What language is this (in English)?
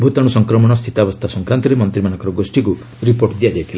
Odia